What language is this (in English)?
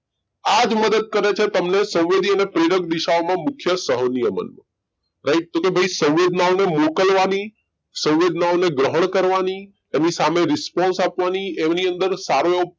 Gujarati